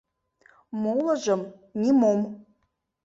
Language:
Mari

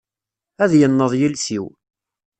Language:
Kabyle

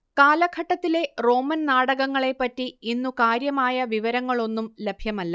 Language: Malayalam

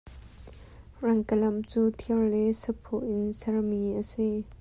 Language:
Hakha Chin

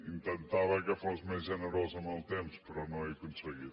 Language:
Catalan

